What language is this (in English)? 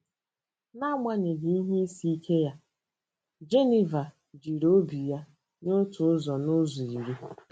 Igbo